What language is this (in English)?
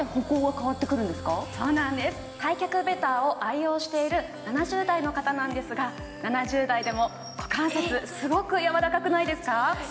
Japanese